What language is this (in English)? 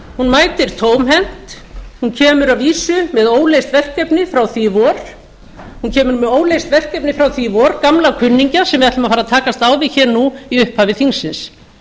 Icelandic